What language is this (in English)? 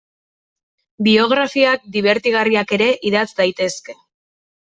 Basque